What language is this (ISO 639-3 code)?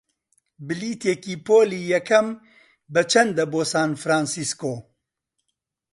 ckb